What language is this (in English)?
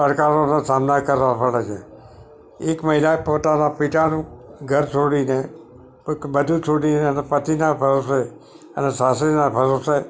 Gujarati